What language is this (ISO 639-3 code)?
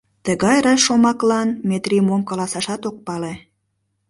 chm